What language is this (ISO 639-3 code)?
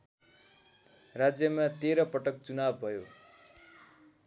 nep